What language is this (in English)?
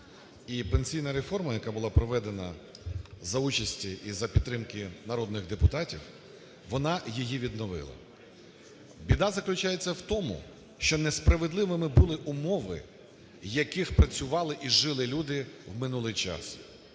Ukrainian